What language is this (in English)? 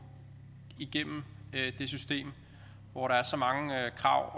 Danish